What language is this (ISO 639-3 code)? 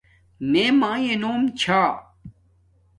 dmk